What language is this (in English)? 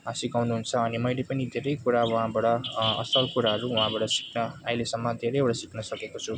Nepali